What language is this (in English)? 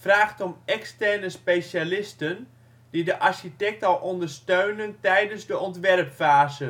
Dutch